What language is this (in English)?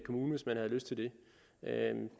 Danish